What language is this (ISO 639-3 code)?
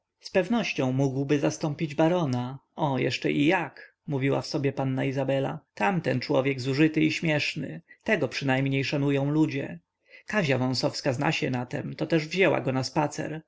pol